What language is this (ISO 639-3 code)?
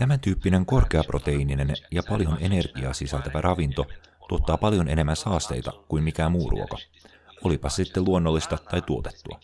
fin